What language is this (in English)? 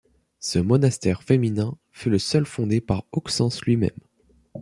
French